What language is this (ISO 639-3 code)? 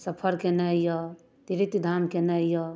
mai